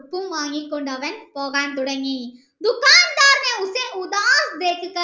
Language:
Malayalam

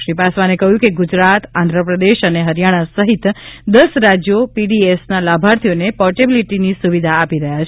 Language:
Gujarati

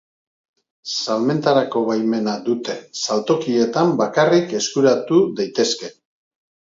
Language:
Basque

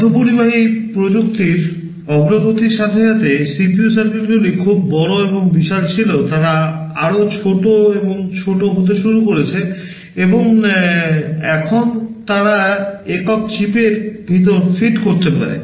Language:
Bangla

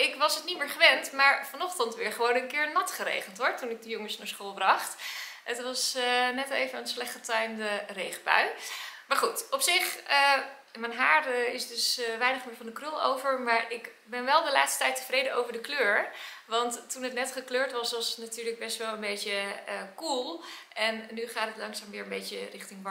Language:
Dutch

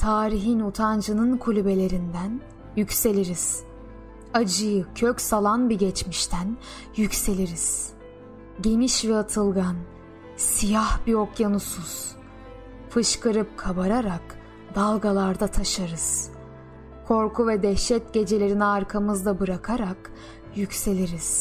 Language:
Turkish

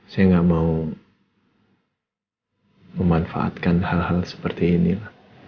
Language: Indonesian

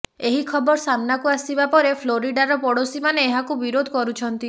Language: Odia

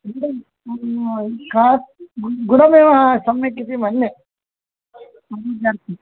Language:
Sanskrit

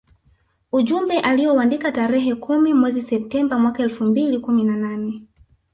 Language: Swahili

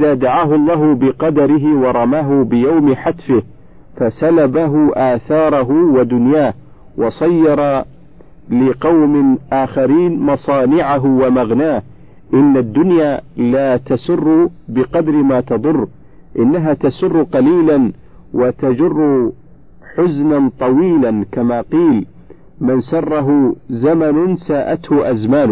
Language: Arabic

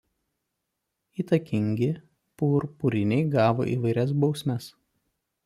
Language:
Lithuanian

